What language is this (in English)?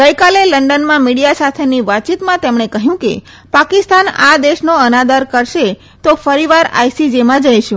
Gujarati